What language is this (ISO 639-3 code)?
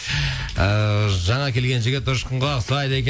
kaz